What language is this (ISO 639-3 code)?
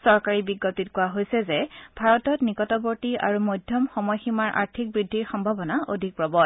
asm